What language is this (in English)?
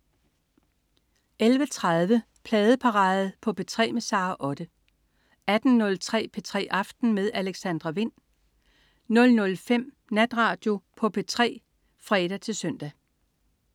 Danish